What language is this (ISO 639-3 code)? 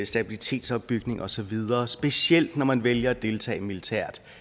dan